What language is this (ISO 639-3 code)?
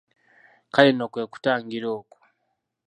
lug